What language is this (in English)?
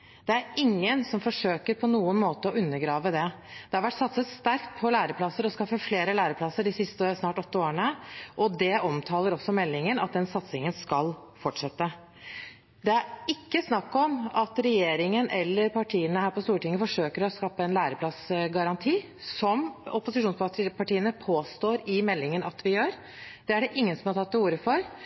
Norwegian Bokmål